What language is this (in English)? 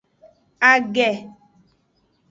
Aja (Benin)